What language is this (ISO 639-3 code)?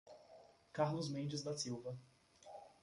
por